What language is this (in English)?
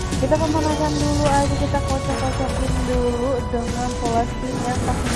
Indonesian